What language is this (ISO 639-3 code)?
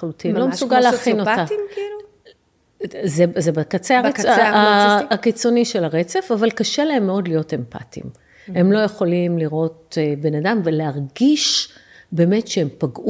heb